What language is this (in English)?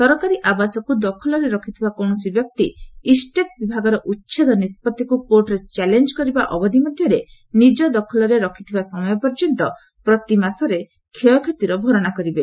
Odia